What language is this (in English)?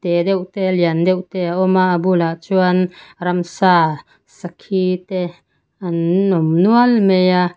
Mizo